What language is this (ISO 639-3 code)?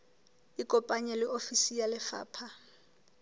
sot